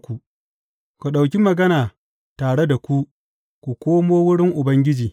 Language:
Hausa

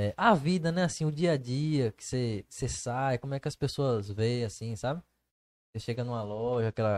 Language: Portuguese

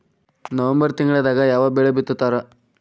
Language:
Kannada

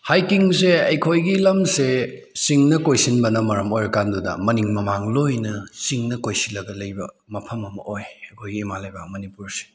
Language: Manipuri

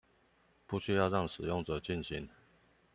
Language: Chinese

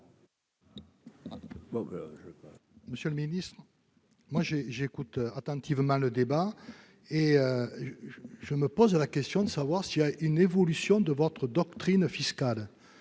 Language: French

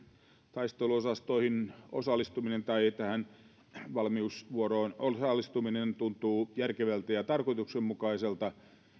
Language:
Finnish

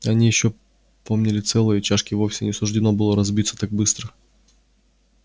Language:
Russian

